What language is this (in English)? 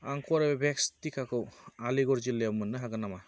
Bodo